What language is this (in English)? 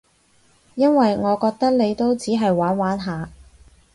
Cantonese